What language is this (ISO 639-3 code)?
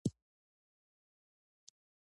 pus